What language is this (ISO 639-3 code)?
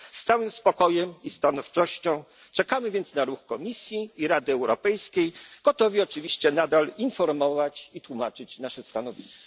pol